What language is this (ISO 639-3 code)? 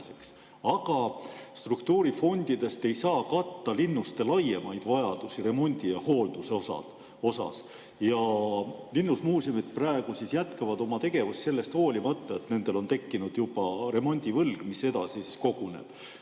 est